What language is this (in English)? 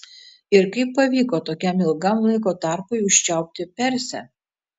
Lithuanian